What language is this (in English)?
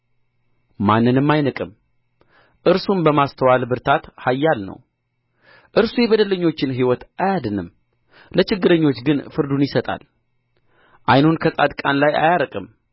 Amharic